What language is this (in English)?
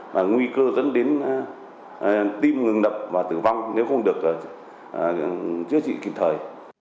Vietnamese